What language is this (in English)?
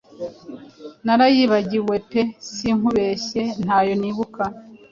Kinyarwanda